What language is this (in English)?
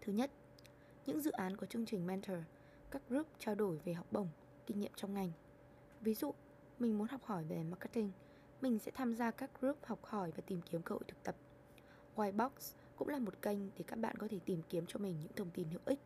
Vietnamese